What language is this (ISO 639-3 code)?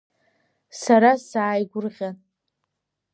abk